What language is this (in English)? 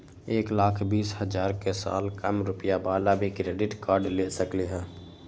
Magahi